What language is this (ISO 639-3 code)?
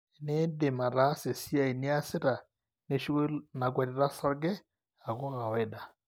mas